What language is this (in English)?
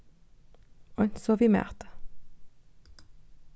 Faroese